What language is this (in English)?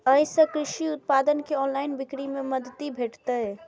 Maithili